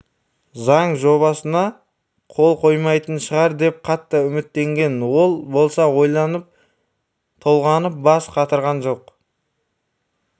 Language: Kazakh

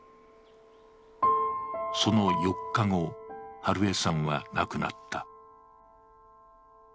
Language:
Japanese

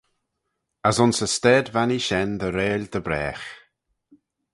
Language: Manx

